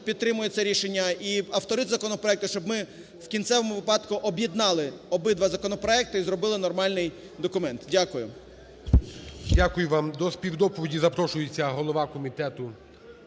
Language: Ukrainian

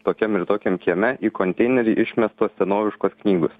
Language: Lithuanian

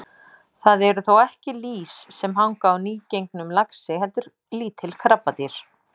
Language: Icelandic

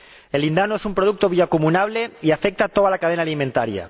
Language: Spanish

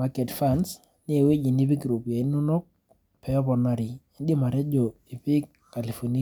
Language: Masai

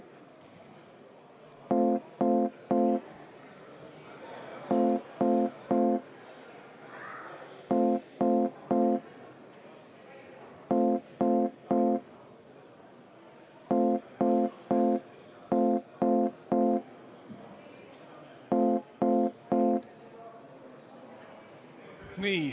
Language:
Estonian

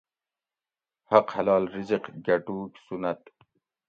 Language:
Gawri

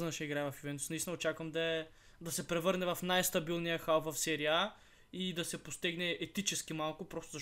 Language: Bulgarian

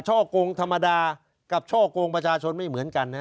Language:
Thai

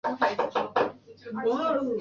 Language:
Chinese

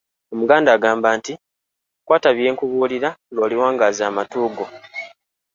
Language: Ganda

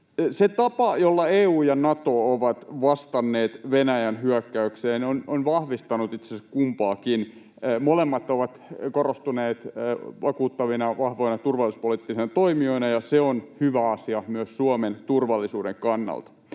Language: Finnish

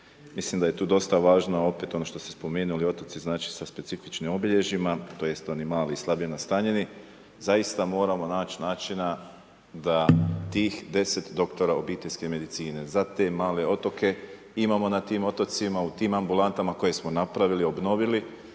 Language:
Croatian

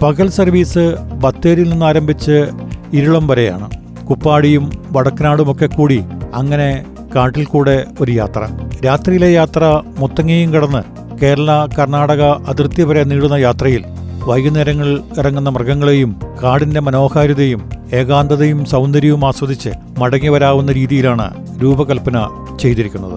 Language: Malayalam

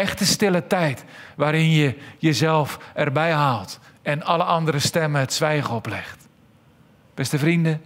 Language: Dutch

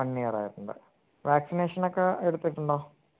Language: Malayalam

